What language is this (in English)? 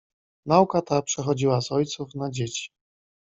Polish